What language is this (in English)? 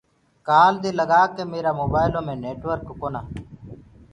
Gurgula